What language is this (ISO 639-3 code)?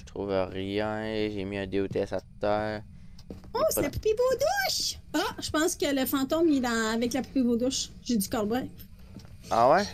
fra